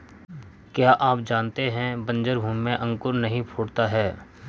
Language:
Hindi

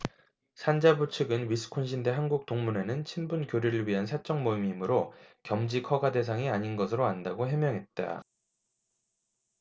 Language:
Korean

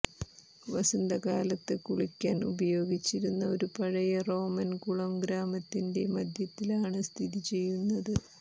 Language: Malayalam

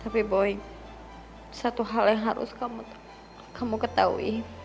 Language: Indonesian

